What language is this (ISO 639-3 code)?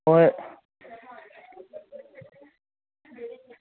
mni